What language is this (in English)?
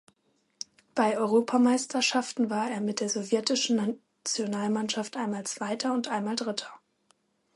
German